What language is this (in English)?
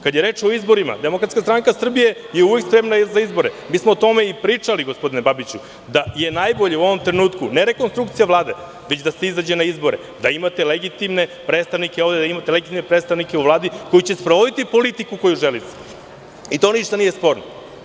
Serbian